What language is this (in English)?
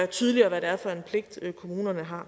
Danish